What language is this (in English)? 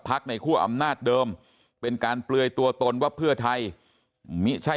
Thai